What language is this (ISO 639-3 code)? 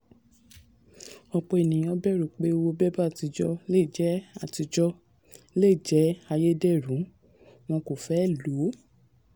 yor